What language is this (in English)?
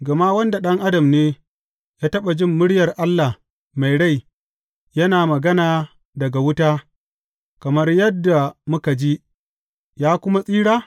Hausa